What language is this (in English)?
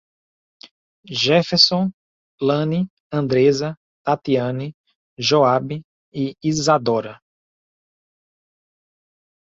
Portuguese